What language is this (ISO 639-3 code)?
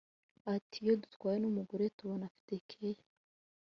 kin